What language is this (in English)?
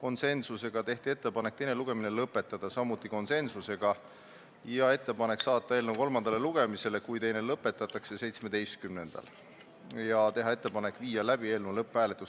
Estonian